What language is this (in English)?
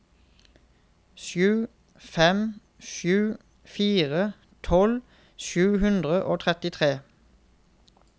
Norwegian